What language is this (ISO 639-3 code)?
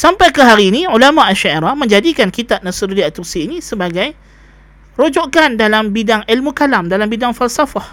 msa